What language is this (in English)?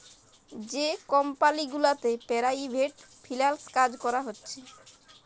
Bangla